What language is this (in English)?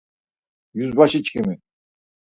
Laz